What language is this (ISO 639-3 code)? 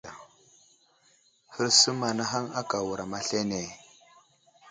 udl